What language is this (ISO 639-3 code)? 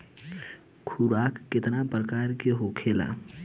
bho